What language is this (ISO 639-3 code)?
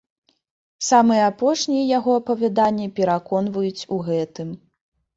bel